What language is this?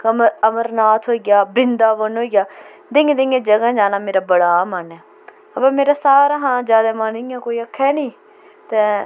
Dogri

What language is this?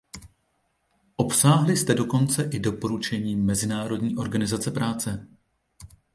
Czech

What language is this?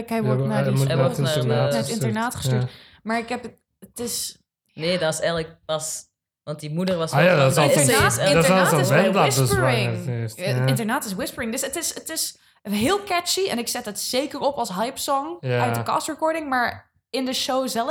Dutch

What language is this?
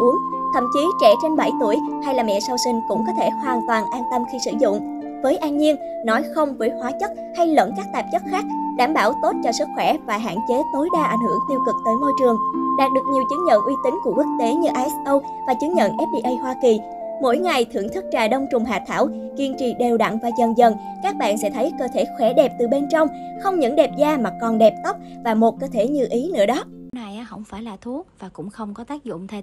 Vietnamese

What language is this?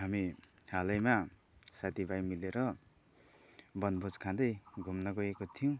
Nepali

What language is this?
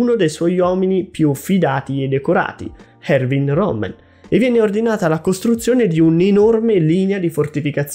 Italian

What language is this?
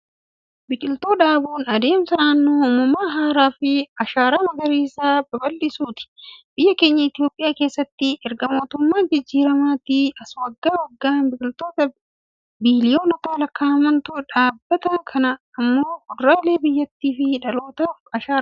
Oromo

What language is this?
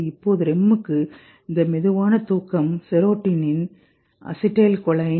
Tamil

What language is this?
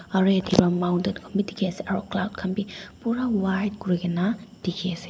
Naga Pidgin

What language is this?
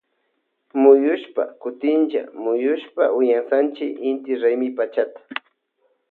Loja Highland Quichua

